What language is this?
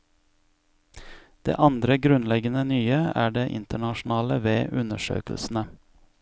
Norwegian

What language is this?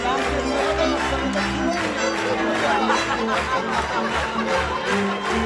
Czech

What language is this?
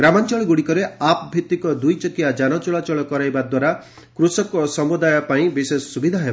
Odia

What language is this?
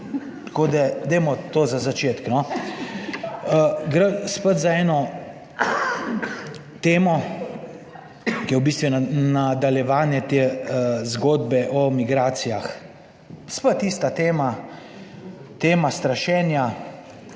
Slovenian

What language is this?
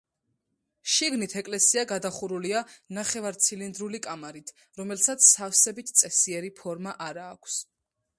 Georgian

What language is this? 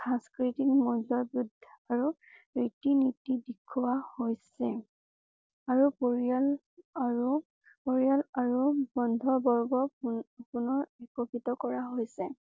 Assamese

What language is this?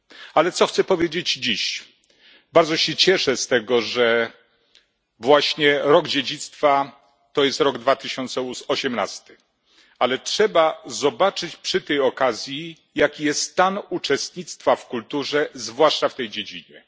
Polish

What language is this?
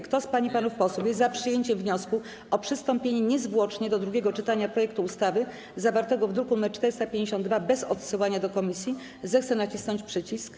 Polish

